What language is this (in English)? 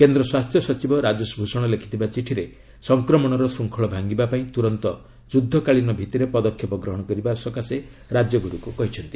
Odia